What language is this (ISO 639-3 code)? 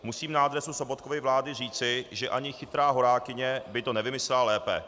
ces